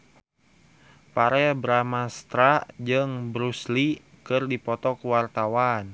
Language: Sundanese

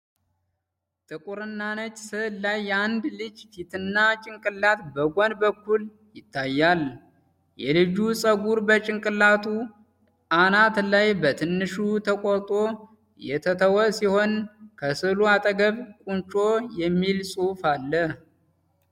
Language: Amharic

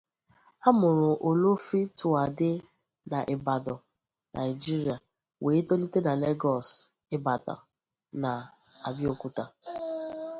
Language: Igbo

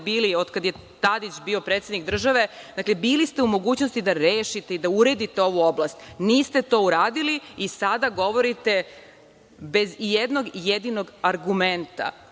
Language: Serbian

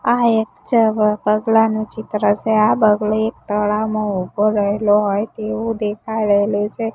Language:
Gujarati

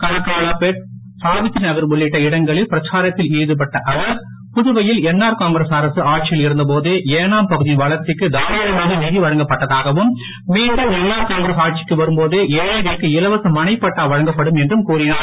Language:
Tamil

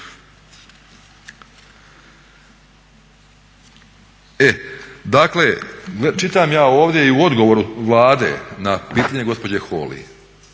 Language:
Croatian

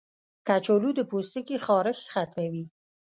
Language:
Pashto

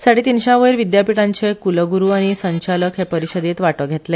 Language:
Konkani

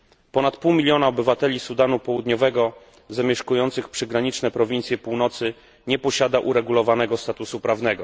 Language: Polish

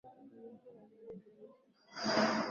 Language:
Swahili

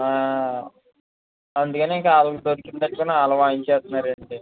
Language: Telugu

